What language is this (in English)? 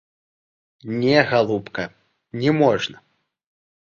Belarusian